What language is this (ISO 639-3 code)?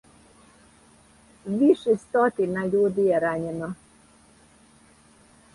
srp